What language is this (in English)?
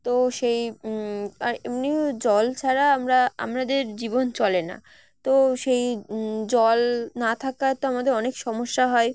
Bangla